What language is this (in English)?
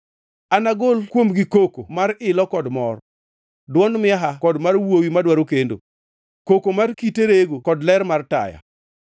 Luo (Kenya and Tanzania)